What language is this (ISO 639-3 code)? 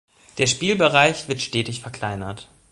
deu